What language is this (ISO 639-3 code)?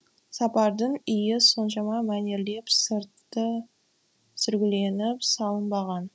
kaz